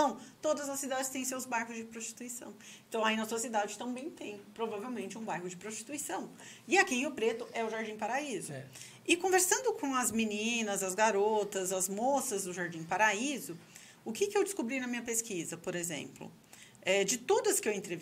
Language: Portuguese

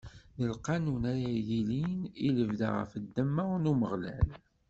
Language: Kabyle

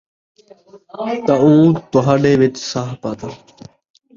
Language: Saraiki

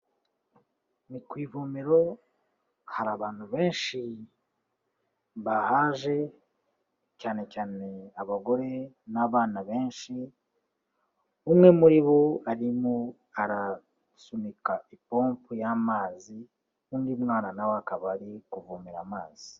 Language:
Kinyarwanda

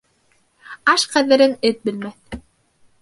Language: Bashkir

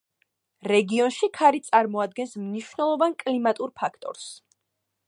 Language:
Georgian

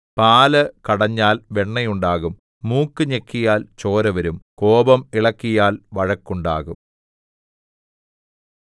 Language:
Malayalam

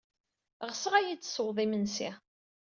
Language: Kabyle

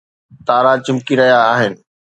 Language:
Sindhi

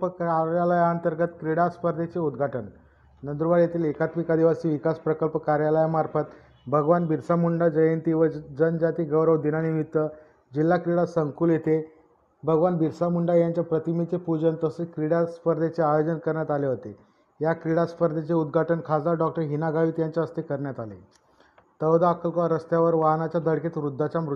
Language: Marathi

